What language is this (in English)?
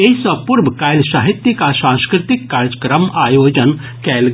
Maithili